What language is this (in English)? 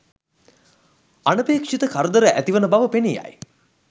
Sinhala